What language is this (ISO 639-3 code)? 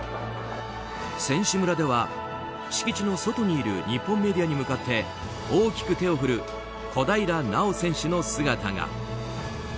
jpn